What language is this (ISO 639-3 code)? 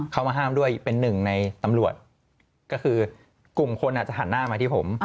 tha